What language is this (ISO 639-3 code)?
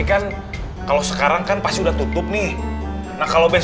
ind